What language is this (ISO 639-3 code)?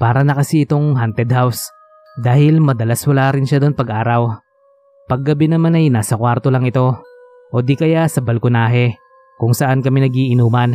fil